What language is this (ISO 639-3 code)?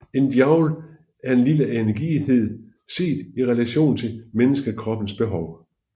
dan